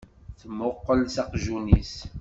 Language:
Kabyle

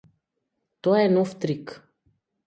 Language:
Macedonian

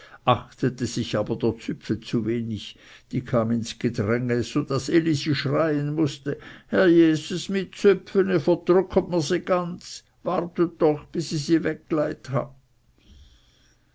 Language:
German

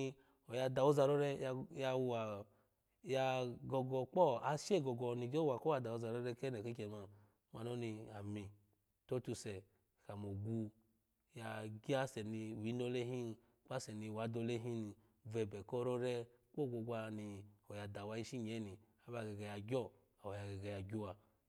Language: Alago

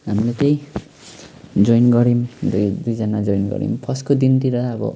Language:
Nepali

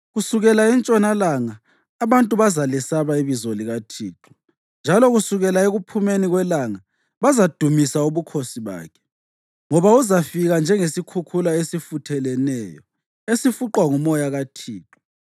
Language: North Ndebele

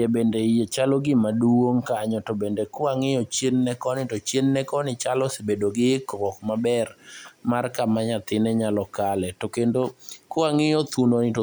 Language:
Luo (Kenya and Tanzania)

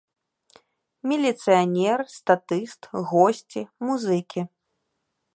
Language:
Belarusian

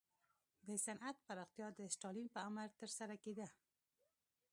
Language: Pashto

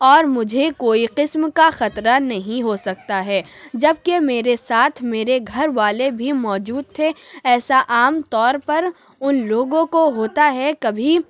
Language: Urdu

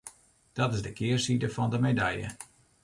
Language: Western Frisian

